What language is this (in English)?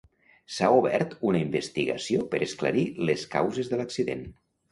Catalan